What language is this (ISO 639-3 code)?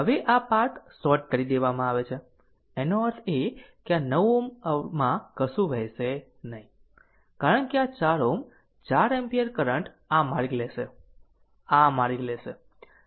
guj